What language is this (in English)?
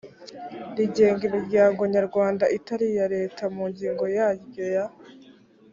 Kinyarwanda